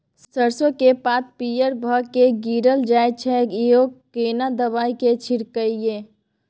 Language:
Maithili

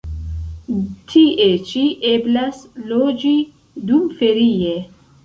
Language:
Esperanto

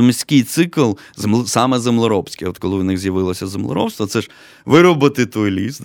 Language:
Ukrainian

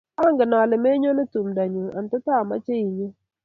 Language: Kalenjin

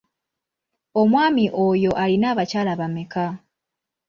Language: Ganda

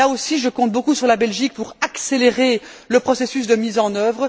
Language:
French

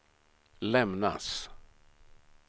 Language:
Swedish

